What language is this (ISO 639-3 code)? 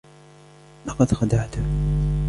ara